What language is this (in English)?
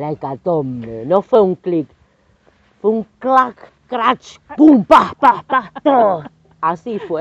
Spanish